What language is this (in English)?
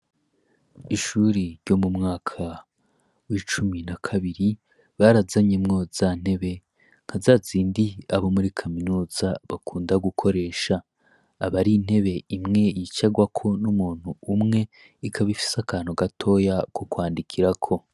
Rundi